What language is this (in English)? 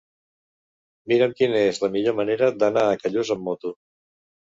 Catalan